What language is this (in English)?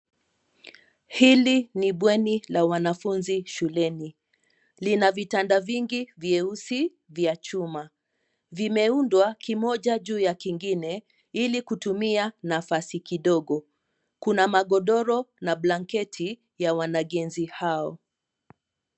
Swahili